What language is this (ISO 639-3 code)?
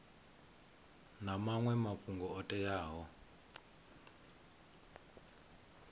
ven